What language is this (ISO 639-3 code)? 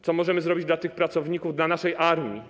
pol